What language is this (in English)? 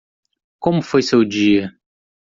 Portuguese